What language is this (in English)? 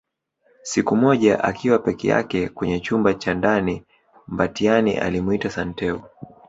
Swahili